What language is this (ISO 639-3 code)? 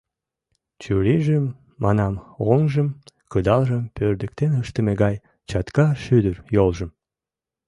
chm